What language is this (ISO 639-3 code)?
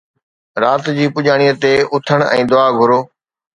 snd